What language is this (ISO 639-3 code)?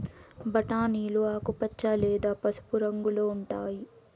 tel